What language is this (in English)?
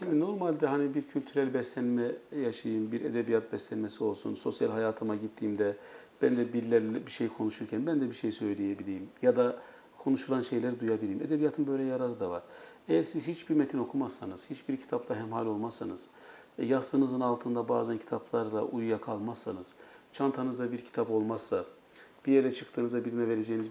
Turkish